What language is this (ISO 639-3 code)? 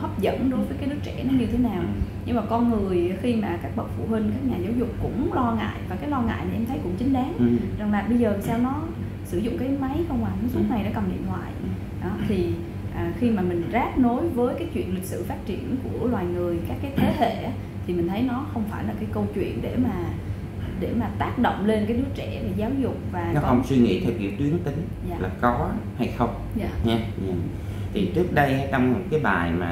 vie